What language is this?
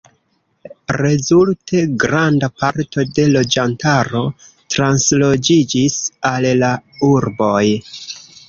Esperanto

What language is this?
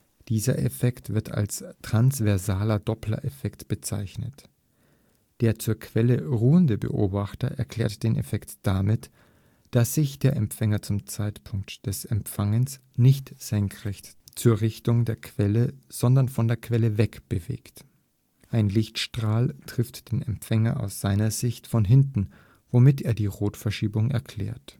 German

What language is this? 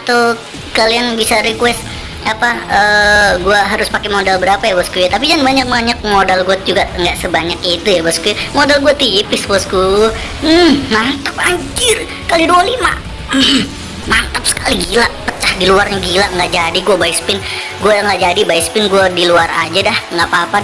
Indonesian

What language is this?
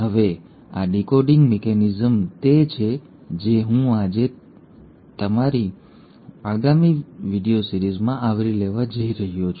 Gujarati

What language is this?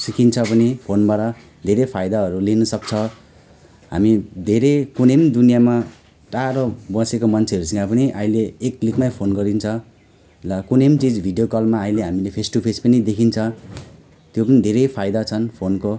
Nepali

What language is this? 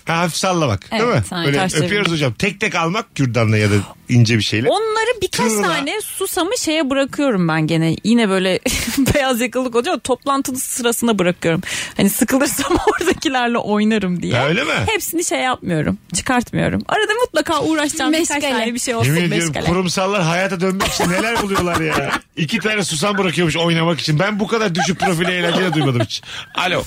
Turkish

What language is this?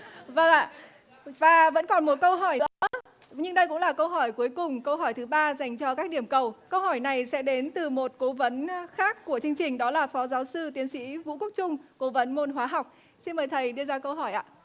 Vietnamese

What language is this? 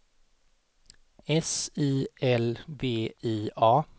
Swedish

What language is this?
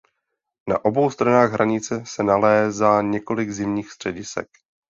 Czech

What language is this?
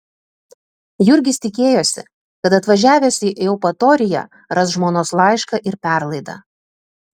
Lithuanian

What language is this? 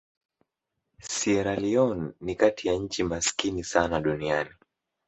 Swahili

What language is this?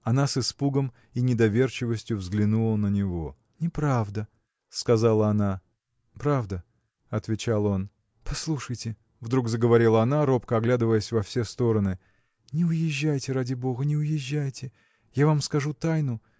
Russian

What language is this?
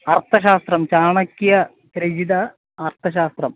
Sanskrit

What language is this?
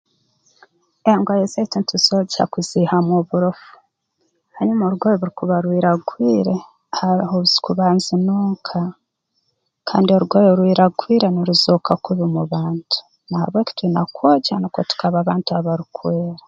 Tooro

